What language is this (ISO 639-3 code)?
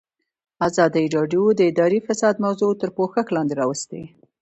pus